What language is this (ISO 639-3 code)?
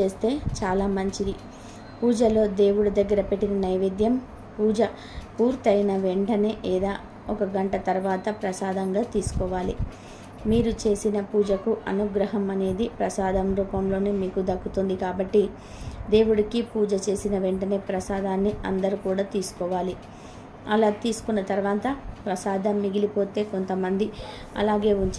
tel